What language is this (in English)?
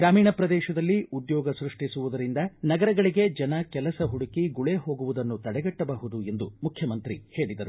Kannada